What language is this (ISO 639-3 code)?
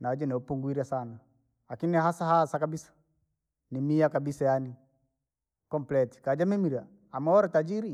lag